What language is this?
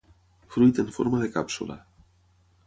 Catalan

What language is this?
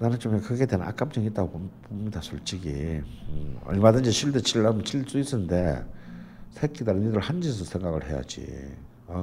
Korean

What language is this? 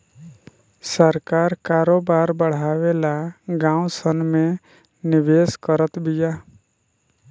Bhojpuri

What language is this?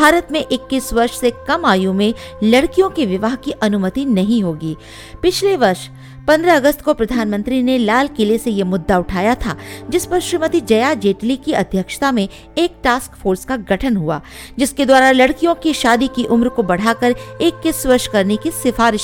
Hindi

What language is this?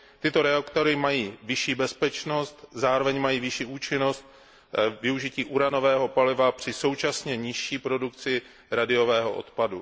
Czech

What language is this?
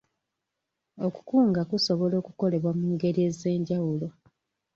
Ganda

